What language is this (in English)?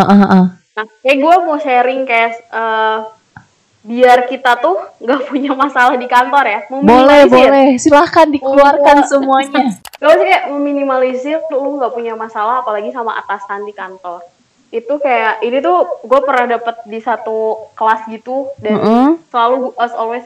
Indonesian